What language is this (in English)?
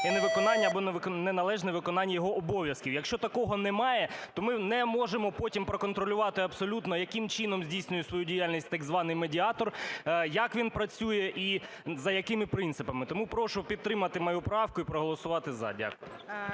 Ukrainian